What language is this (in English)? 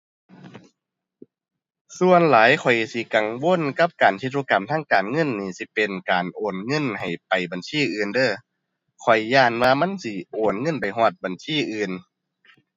Thai